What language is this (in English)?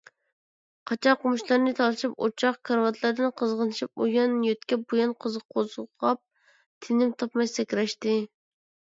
Uyghur